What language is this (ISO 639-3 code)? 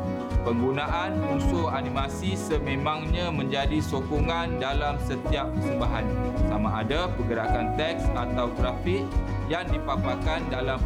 msa